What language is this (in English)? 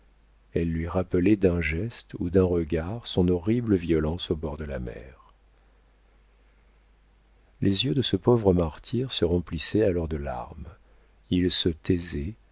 French